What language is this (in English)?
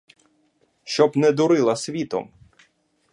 Ukrainian